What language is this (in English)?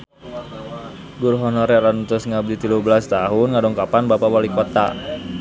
Sundanese